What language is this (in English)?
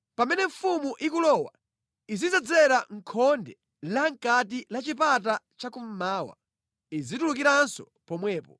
Nyanja